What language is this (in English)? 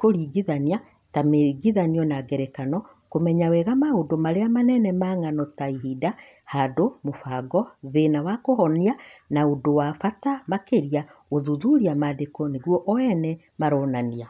Kikuyu